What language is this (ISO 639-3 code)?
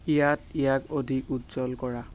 asm